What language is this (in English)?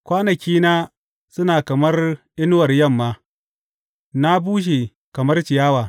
Hausa